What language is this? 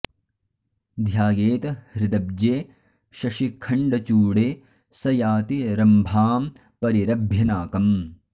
Sanskrit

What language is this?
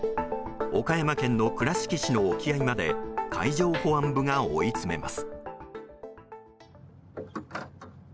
Japanese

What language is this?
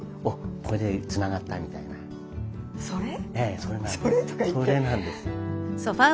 Japanese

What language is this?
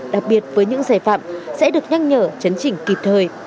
Vietnamese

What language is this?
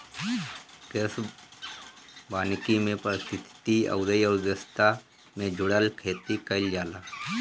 Bhojpuri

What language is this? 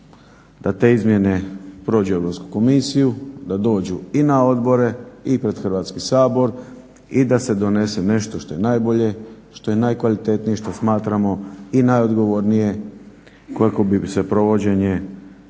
Croatian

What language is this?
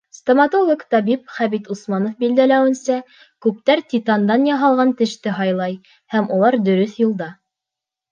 Bashkir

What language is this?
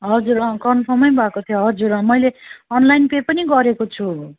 Nepali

